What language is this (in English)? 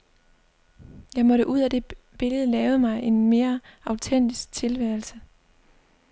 Danish